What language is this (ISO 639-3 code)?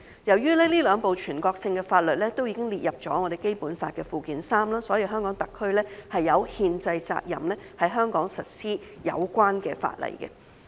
yue